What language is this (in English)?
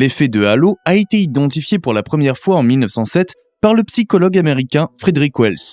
French